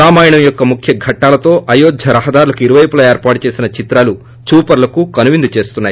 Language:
Telugu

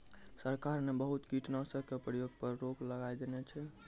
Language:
Maithili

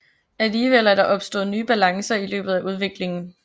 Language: Danish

